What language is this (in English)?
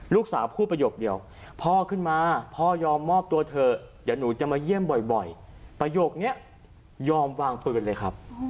Thai